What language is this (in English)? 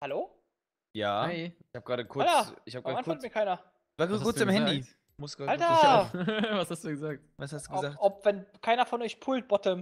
German